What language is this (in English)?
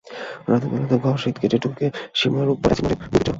Bangla